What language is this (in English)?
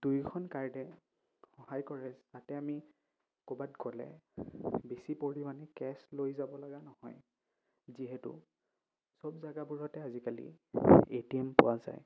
Assamese